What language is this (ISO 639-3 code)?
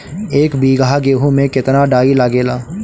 bho